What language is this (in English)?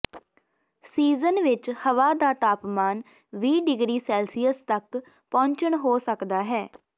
Punjabi